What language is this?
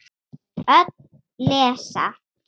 Icelandic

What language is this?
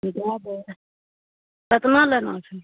Maithili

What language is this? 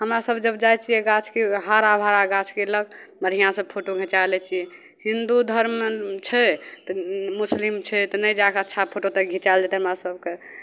Maithili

